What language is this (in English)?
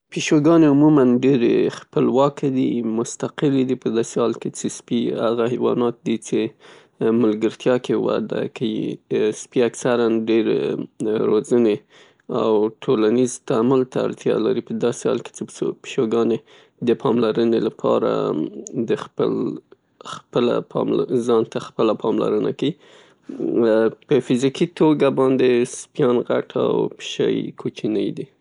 Pashto